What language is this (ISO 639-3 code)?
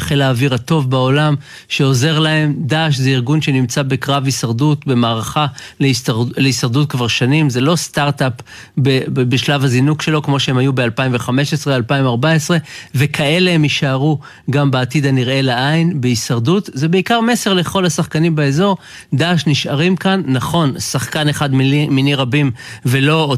heb